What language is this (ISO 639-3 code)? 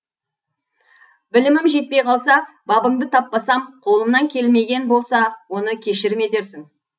kaz